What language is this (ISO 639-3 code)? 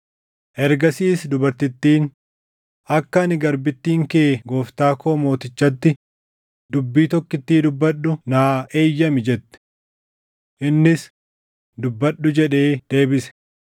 orm